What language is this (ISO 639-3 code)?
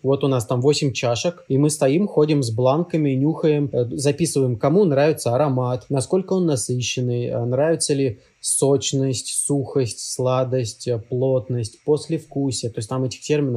rus